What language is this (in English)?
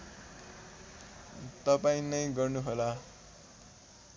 Nepali